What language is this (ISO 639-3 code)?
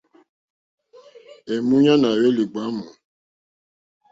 bri